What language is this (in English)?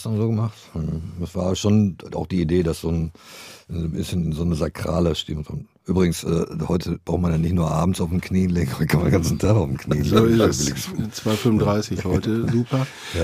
German